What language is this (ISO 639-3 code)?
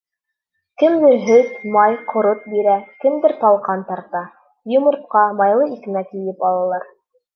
bak